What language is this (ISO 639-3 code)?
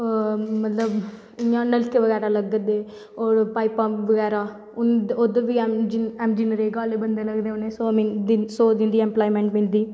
doi